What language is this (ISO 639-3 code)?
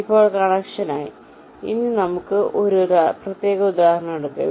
mal